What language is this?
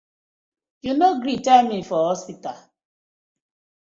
Nigerian Pidgin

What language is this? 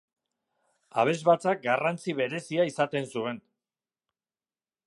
Basque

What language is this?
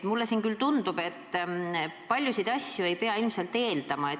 Estonian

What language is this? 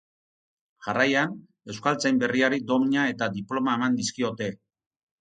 Basque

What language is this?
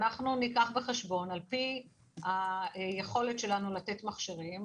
Hebrew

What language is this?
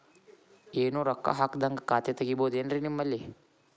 Kannada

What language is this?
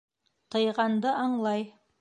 Bashkir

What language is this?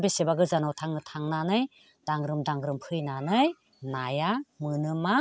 Bodo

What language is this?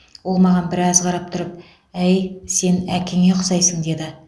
Kazakh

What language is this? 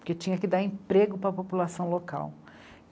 Portuguese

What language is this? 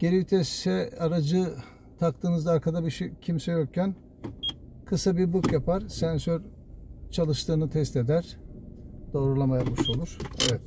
Turkish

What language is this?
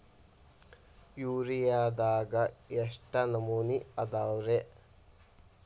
Kannada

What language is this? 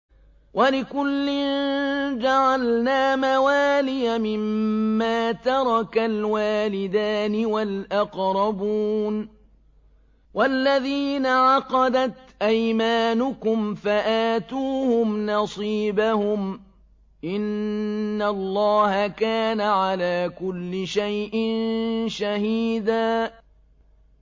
Arabic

